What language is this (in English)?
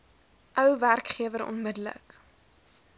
Afrikaans